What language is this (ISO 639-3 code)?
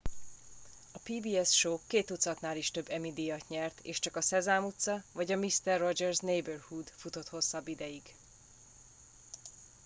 hun